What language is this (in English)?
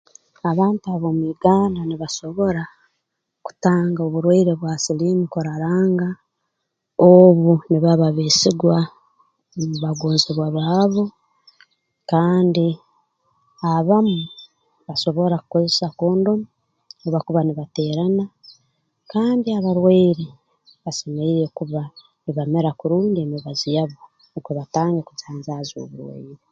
Tooro